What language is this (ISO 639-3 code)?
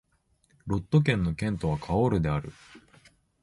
jpn